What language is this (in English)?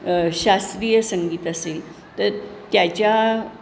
Marathi